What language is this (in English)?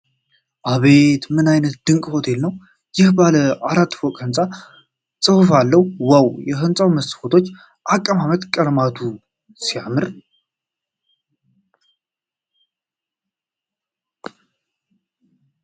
Amharic